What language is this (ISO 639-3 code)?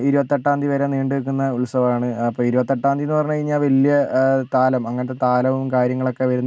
mal